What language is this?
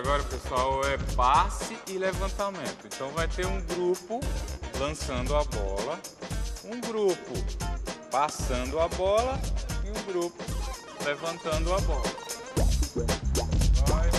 Portuguese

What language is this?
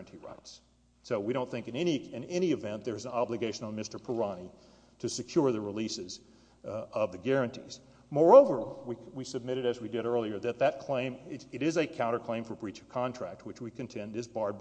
English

